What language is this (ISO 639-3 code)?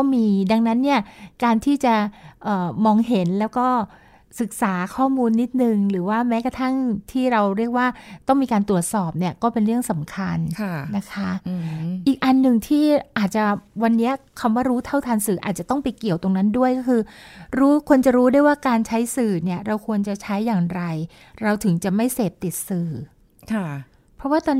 tha